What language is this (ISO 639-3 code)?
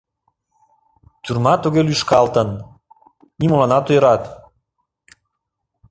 chm